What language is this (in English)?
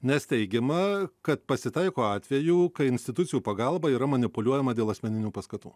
Lithuanian